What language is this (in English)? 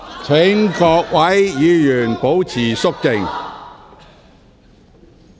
Cantonese